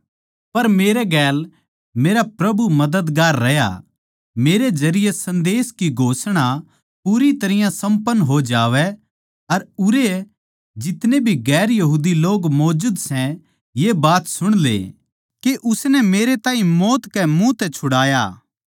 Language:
Haryanvi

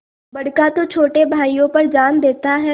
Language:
Hindi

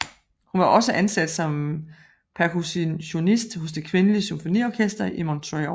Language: Danish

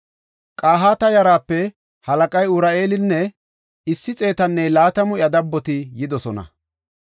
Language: Gofa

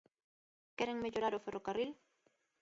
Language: Galician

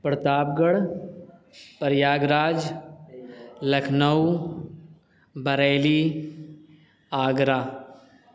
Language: Urdu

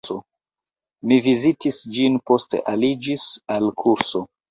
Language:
Esperanto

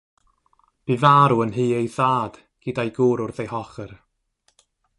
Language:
Welsh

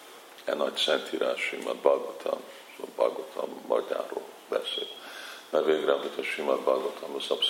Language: Hungarian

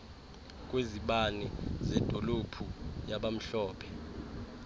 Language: Xhosa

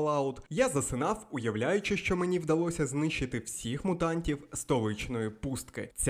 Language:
Ukrainian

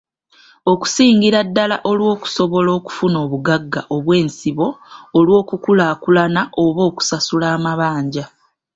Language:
Ganda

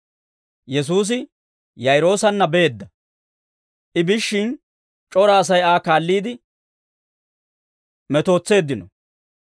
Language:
Dawro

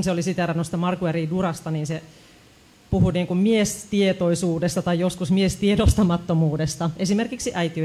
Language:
Finnish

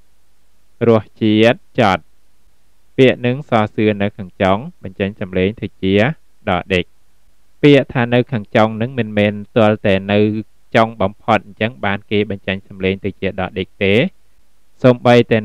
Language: Thai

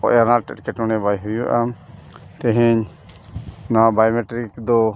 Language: Santali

